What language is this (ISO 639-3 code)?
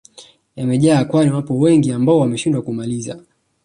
swa